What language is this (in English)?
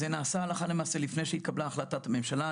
Hebrew